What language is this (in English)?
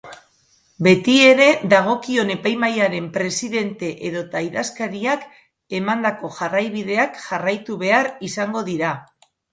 Basque